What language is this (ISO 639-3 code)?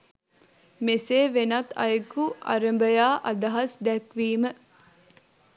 sin